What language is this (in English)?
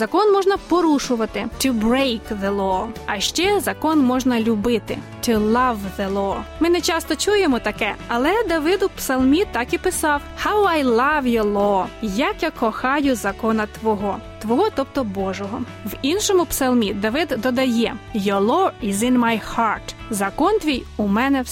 Ukrainian